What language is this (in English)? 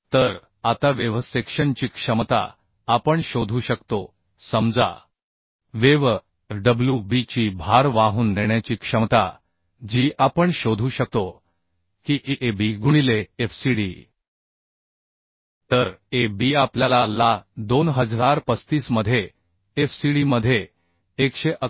Marathi